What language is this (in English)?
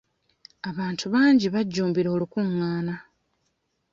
Ganda